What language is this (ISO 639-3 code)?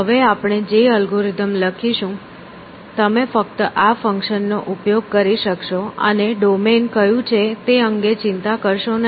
guj